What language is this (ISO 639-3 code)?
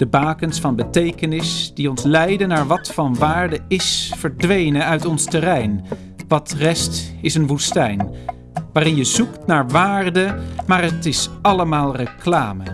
nld